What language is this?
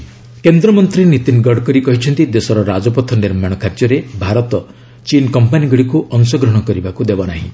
Odia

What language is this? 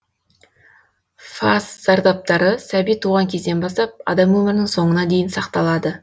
Kazakh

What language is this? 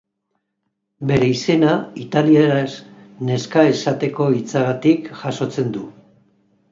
Basque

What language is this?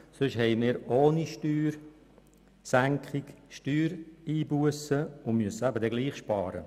Swiss German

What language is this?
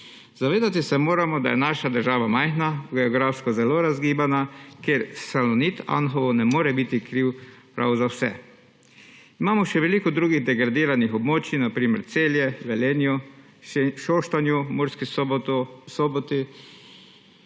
Slovenian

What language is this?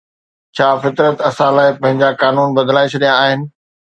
Sindhi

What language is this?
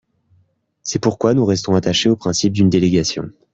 French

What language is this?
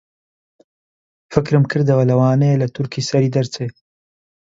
Central Kurdish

